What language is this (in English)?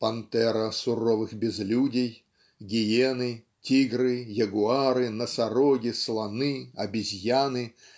Russian